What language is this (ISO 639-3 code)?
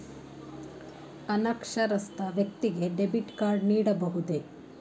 kan